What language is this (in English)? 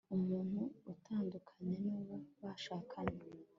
Kinyarwanda